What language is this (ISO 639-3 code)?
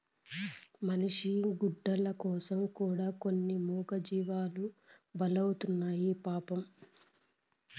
tel